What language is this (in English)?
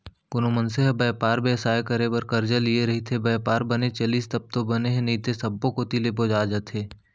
Chhattisgarhi